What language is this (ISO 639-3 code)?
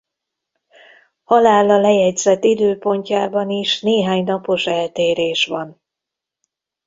hun